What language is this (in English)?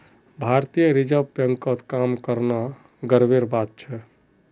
Magahi